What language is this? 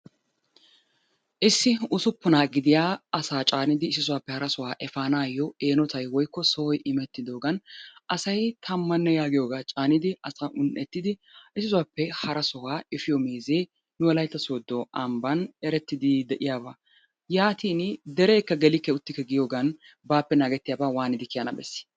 Wolaytta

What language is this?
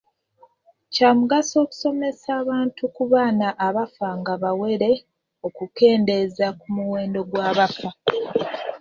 Ganda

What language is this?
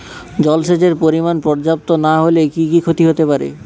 Bangla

